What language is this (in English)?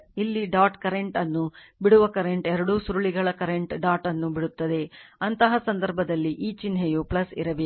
Kannada